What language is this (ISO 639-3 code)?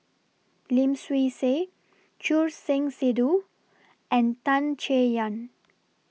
eng